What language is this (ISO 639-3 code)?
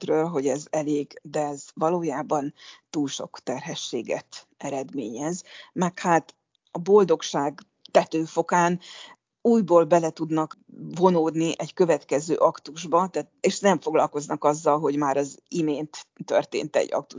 hun